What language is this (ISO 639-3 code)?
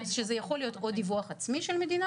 heb